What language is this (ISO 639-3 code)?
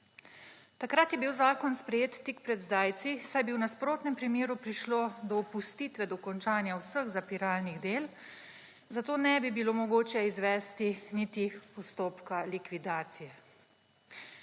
slv